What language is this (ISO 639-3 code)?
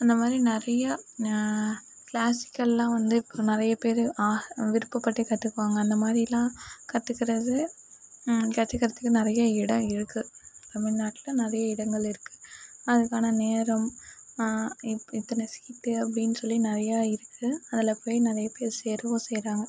tam